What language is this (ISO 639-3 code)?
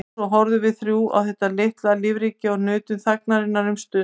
isl